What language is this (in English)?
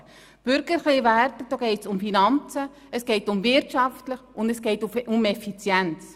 Swiss German